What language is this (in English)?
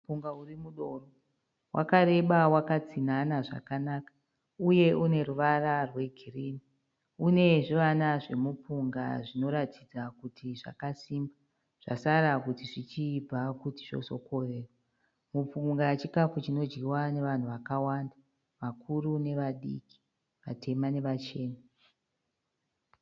Shona